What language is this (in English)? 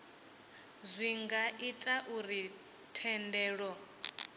Venda